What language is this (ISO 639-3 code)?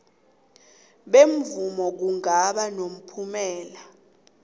nbl